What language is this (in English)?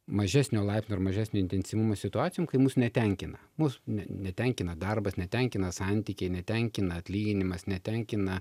Lithuanian